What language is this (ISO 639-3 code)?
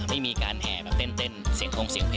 tha